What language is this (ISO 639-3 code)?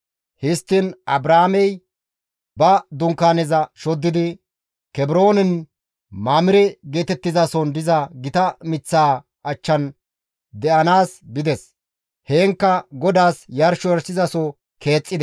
gmv